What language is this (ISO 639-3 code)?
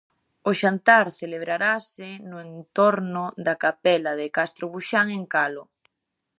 glg